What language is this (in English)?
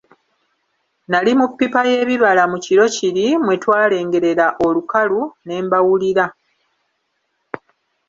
Ganda